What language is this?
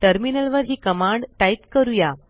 Marathi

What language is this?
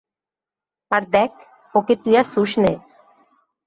Bangla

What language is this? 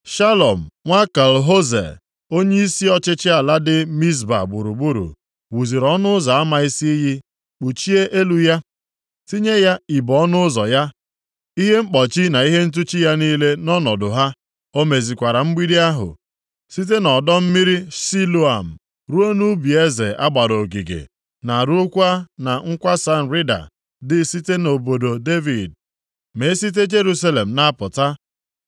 Igbo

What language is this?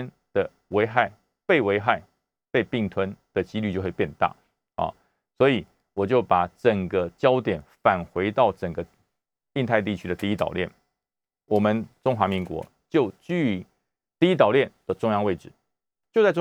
Chinese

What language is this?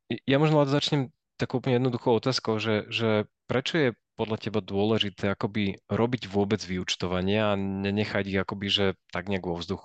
Slovak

